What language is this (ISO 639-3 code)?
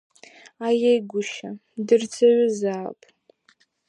abk